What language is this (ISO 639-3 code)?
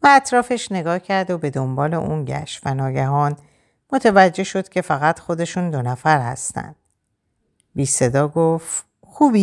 fas